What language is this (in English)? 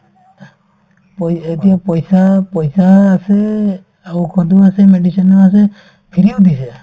Assamese